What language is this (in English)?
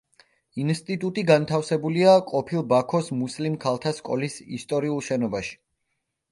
Georgian